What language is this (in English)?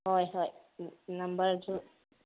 Manipuri